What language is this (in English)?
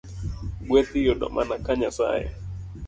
Luo (Kenya and Tanzania)